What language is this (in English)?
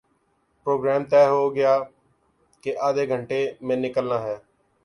Urdu